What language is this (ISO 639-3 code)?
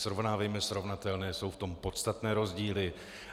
ces